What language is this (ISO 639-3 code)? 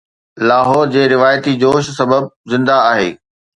snd